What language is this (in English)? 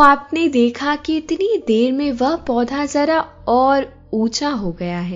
Hindi